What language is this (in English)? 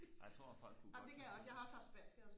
Danish